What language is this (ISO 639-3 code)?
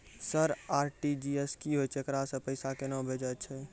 mai